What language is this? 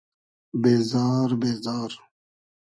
Hazaragi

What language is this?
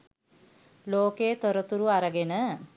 Sinhala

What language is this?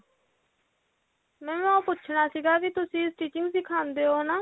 Punjabi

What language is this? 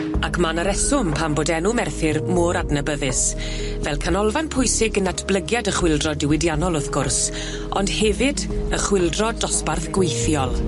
Welsh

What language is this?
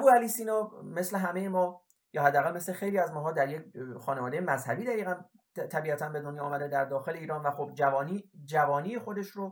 Persian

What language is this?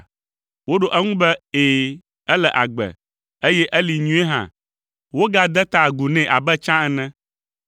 Ewe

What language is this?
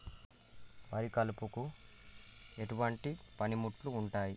Telugu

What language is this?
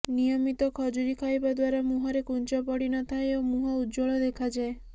Odia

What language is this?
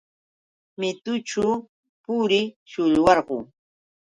Yauyos Quechua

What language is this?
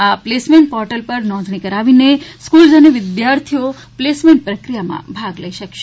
Gujarati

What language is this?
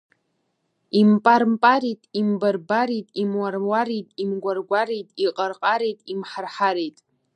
Abkhazian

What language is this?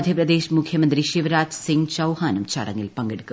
Malayalam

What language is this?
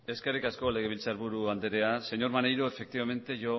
Basque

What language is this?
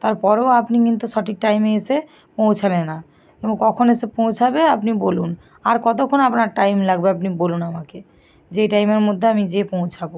Bangla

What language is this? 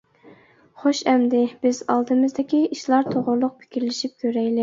Uyghur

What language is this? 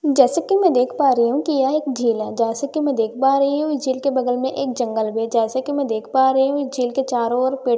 Hindi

